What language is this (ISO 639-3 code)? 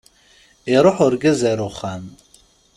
kab